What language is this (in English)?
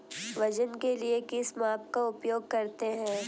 Hindi